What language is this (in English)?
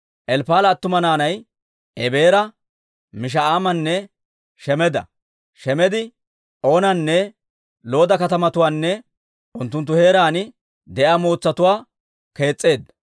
Dawro